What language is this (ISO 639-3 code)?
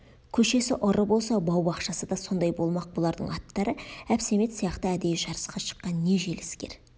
kaz